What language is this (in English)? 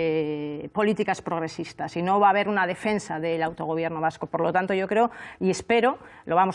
Spanish